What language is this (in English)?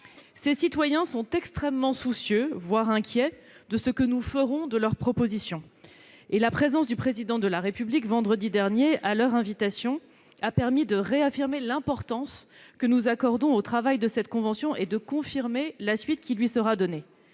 French